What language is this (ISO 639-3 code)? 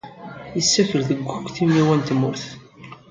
kab